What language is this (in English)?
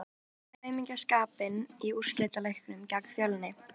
Icelandic